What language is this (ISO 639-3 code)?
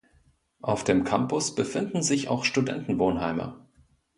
deu